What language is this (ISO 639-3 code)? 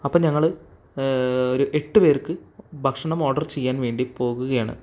mal